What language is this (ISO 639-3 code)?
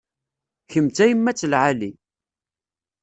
kab